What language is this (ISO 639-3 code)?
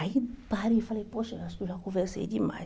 por